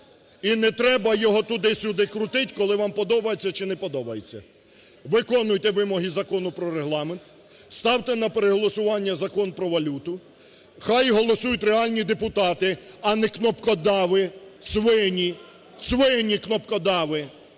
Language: Ukrainian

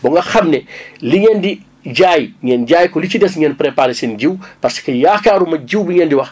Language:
Wolof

